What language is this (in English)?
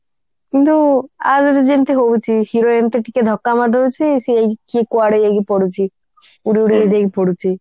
Odia